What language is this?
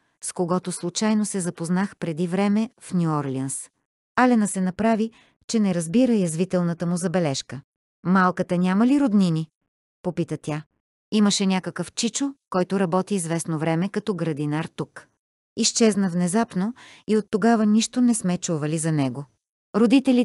Bulgarian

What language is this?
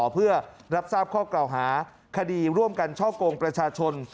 Thai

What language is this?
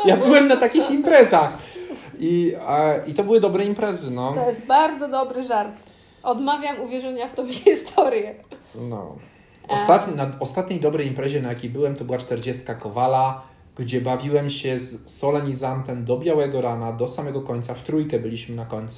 Polish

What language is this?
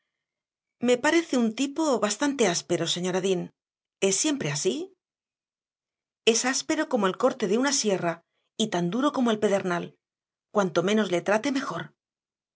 Spanish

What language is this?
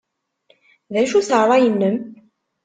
Kabyle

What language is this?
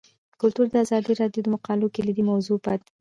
Pashto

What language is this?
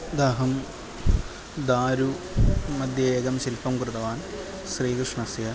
Sanskrit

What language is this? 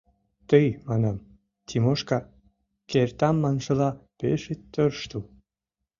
Mari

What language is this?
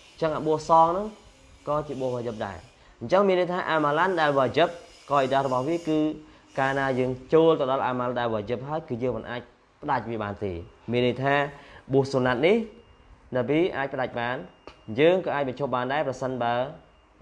Vietnamese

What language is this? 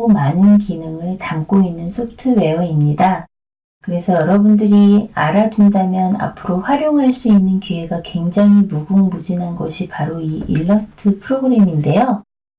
Korean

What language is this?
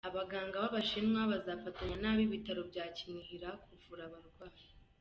Kinyarwanda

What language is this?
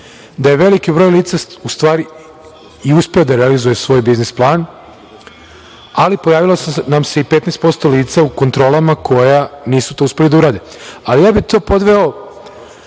Serbian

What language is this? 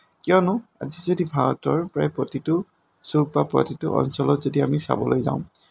Assamese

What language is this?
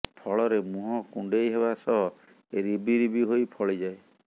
Odia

